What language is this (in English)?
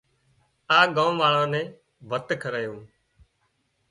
Wadiyara Koli